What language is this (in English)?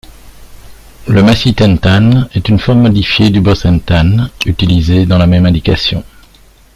French